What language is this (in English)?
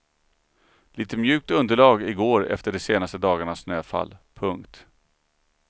Swedish